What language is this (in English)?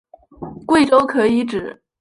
Chinese